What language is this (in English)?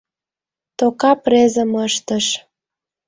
Mari